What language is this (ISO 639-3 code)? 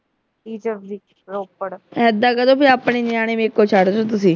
pan